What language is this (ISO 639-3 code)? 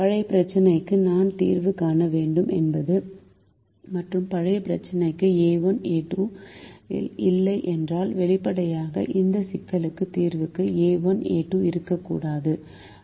tam